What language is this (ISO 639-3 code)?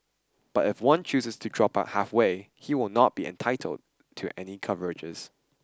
eng